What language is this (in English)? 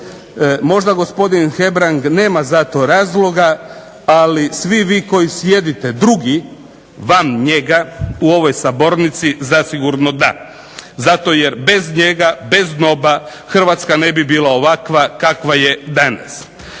Croatian